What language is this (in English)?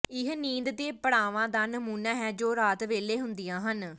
Punjabi